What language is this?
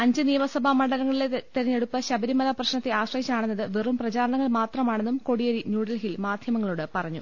Malayalam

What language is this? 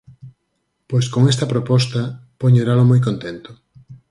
Galician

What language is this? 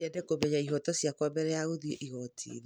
Kikuyu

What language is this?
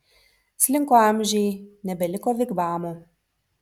Lithuanian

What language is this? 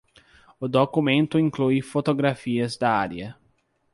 Portuguese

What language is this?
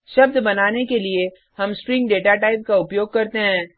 Hindi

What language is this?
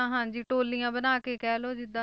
Punjabi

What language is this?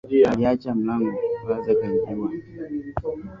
Swahili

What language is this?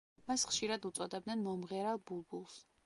Georgian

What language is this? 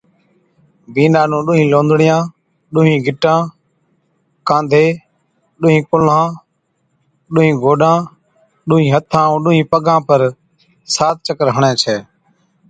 Od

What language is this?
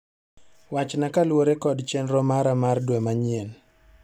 Luo (Kenya and Tanzania)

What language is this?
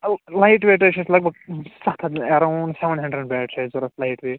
Kashmiri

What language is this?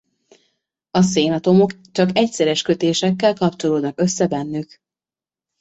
Hungarian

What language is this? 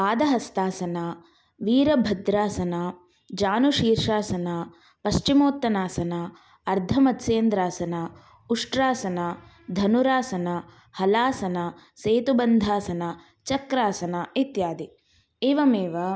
Sanskrit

